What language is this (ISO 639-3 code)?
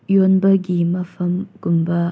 mni